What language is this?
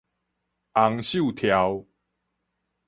Min Nan Chinese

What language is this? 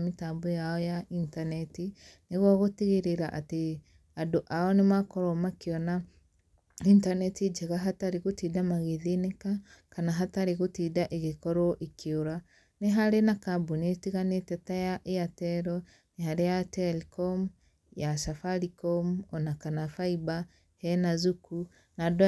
Kikuyu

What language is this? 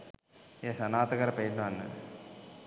Sinhala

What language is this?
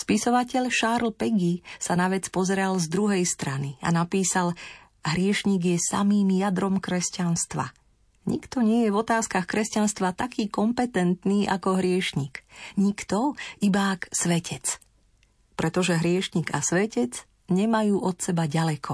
Slovak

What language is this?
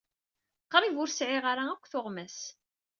Kabyle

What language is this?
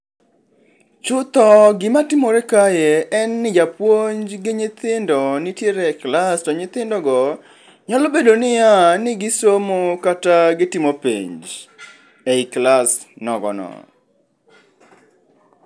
Luo (Kenya and Tanzania)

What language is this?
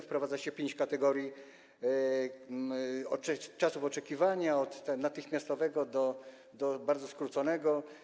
Polish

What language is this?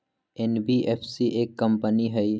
Magahi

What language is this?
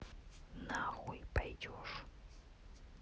Russian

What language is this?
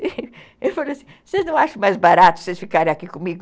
Portuguese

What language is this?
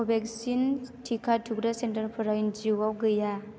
Bodo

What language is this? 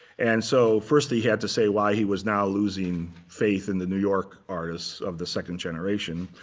English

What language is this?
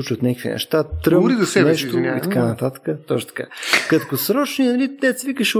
Bulgarian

